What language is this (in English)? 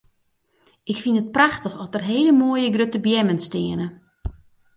Western Frisian